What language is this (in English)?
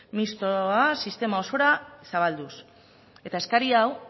Basque